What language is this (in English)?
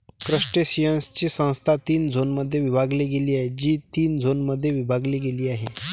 Marathi